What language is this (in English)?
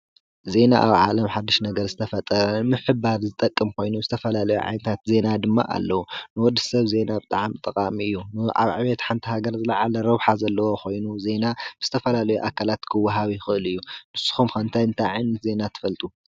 Tigrinya